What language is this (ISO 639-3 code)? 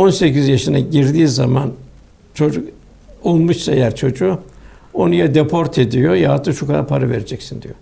tur